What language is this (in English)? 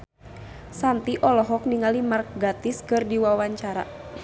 Sundanese